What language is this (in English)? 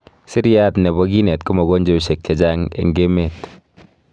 Kalenjin